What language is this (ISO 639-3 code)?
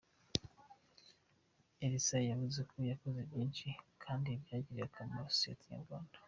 kin